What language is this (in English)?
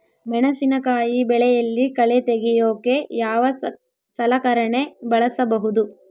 Kannada